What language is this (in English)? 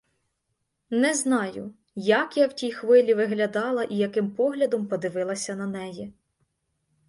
Ukrainian